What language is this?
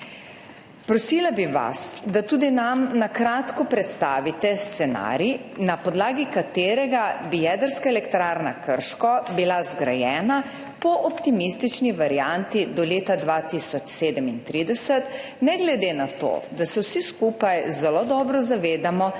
Slovenian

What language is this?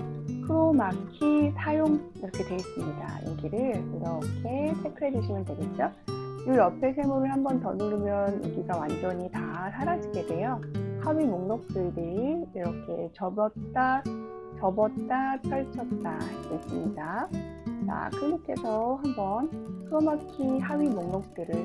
Korean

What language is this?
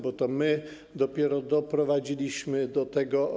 Polish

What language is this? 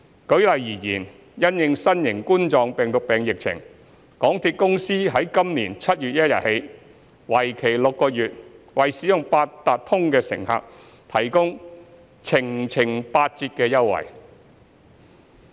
Cantonese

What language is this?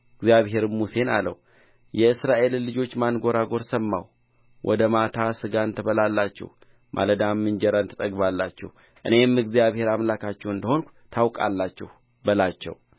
Amharic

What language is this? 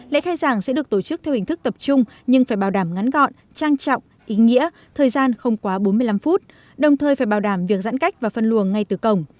Vietnamese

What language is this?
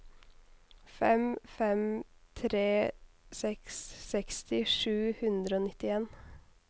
Norwegian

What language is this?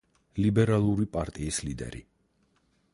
Georgian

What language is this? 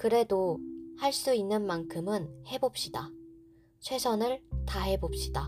Korean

